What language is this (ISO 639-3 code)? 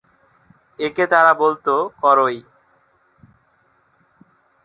ben